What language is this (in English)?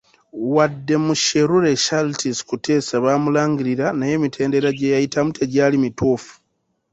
Ganda